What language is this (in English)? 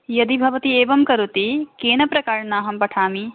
Sanskrit